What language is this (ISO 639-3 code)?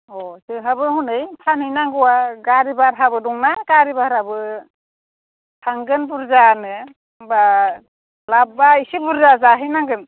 brx